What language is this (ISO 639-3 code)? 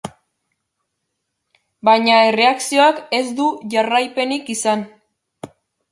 eus